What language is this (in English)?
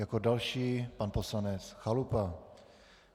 Czech